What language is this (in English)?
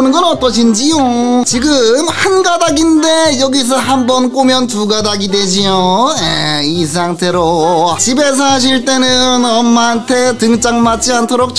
Korean